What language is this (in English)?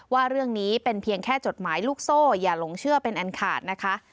Thai